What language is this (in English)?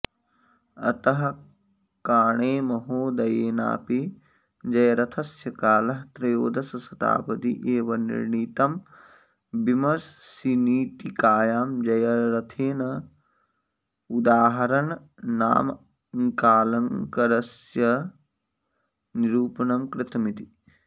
Sanskrit